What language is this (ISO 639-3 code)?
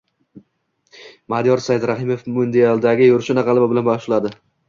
uzb